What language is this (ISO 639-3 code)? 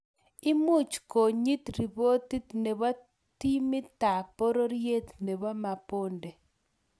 kln